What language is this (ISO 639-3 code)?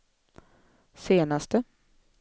swe